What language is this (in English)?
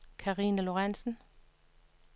Danish